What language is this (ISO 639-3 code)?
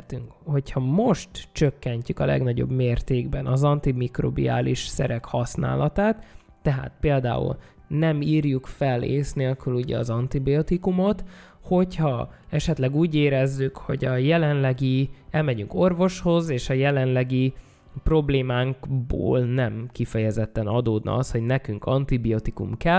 hun